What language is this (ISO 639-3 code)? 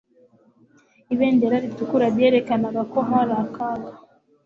kin